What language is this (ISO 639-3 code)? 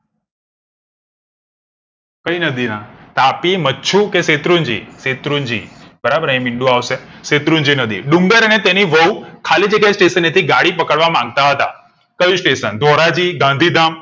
guj